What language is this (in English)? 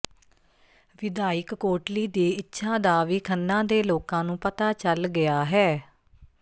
Punjabi